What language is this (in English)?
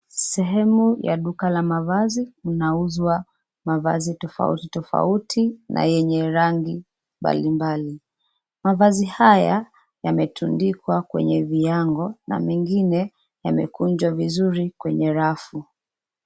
Swahili